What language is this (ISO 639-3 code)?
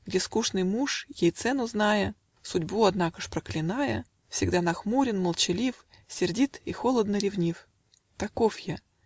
rus